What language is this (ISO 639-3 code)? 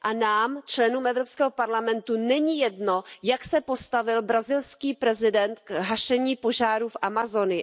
ces